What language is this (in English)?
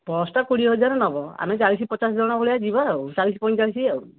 Odia